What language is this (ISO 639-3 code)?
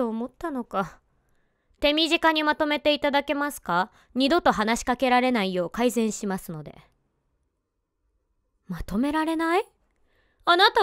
jpn